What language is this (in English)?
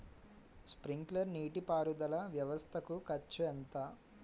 Telugu